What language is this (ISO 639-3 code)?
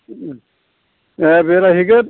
brx